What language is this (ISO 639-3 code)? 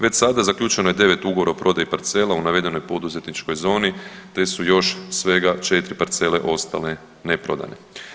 hrv